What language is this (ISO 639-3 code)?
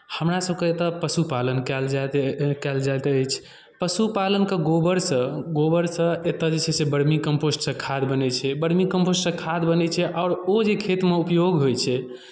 mai